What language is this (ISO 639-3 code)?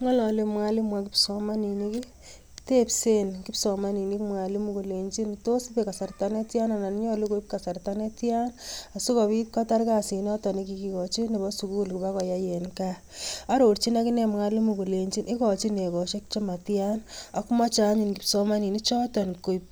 kln